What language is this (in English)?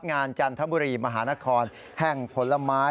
Thai